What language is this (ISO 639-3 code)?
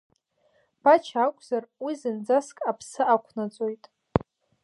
abk